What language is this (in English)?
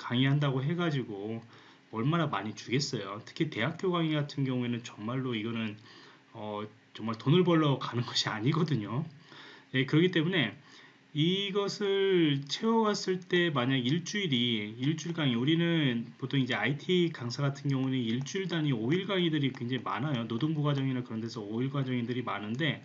Korean